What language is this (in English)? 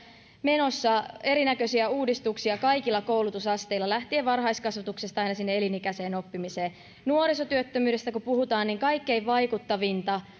Finnish